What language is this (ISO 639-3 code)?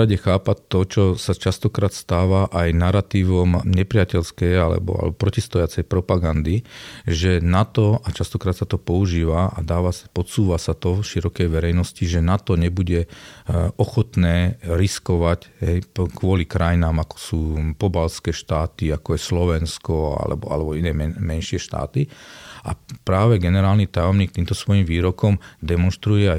slk